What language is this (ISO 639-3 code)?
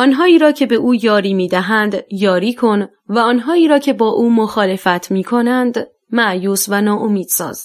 fas